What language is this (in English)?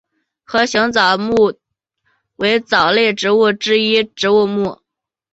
Chinese